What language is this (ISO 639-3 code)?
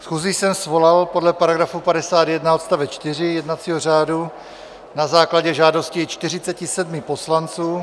ces